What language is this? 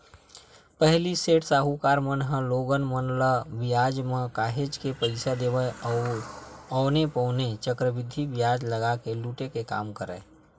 Chhattisgarhi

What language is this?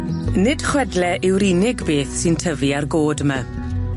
Welsh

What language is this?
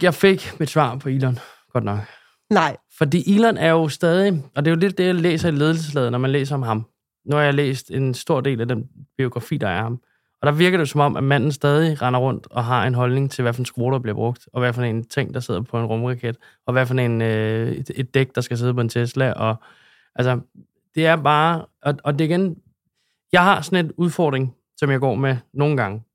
Danish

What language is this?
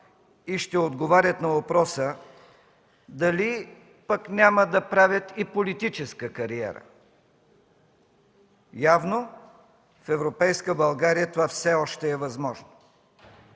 Bulgarian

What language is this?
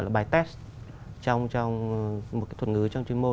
Vietnamese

